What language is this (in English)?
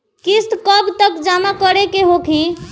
Bhojpuri